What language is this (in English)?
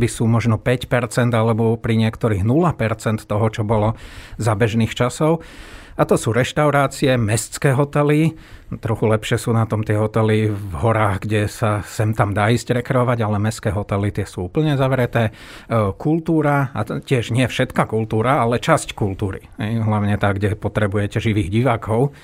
Slovak